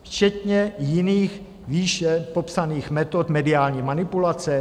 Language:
Czech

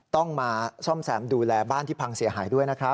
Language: Thai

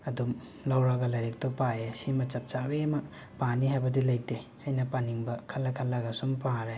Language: Manipuri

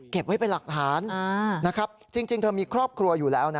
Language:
Thai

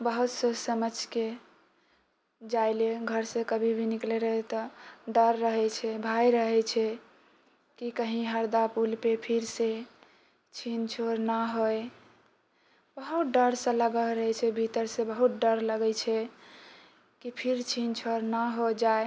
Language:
Maithili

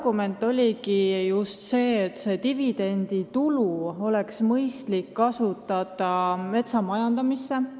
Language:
Estonian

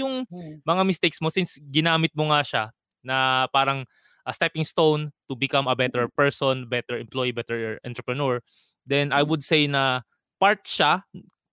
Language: Filipino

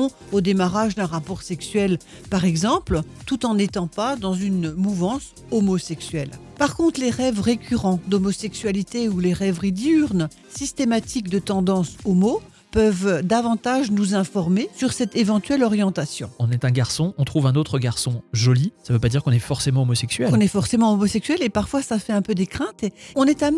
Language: French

